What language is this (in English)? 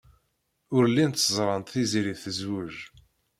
Kabyle